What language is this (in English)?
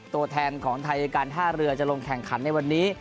Thai